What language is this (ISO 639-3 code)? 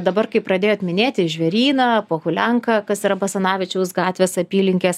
lit